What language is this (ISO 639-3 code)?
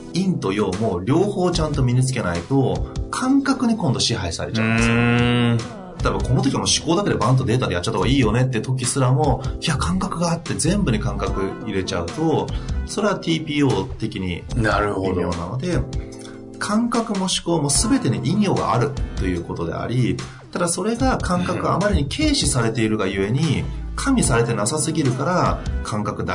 jpn